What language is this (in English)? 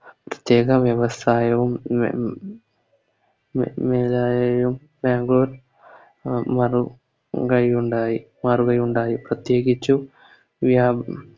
Malayalam